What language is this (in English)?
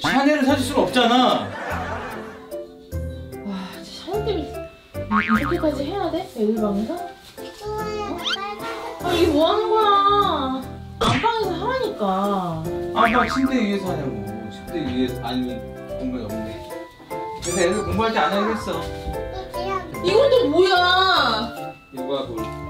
Korean